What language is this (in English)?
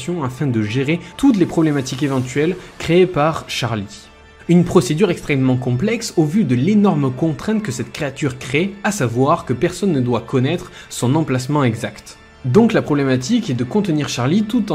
French